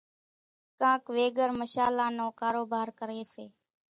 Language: Kachi Koli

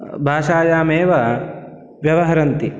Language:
Sanskrit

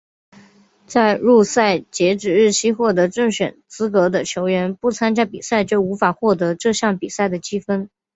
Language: Chinese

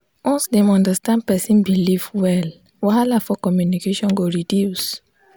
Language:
Nigerian Pidgin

